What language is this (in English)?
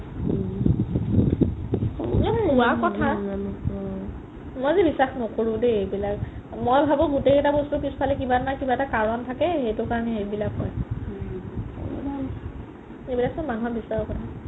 Assamese